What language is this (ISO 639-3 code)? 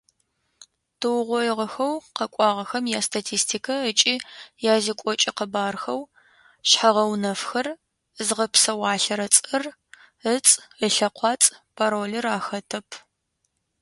ady